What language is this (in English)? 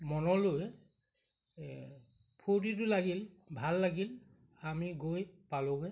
Assamese